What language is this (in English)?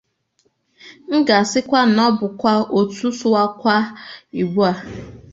Igbo